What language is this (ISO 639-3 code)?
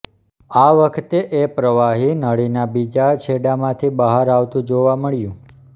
guj